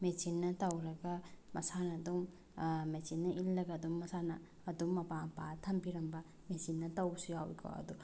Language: Manipuri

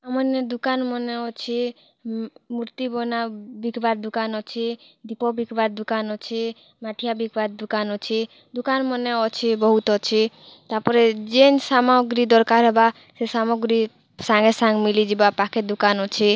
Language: Odia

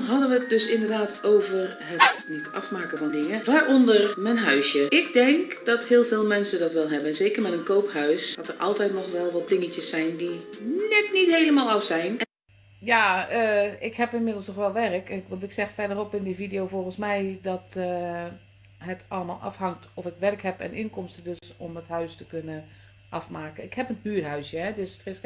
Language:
Dutch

